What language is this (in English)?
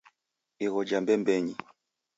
Taita